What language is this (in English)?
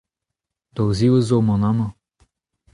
Breton